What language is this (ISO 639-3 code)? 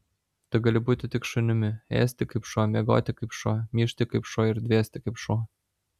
lit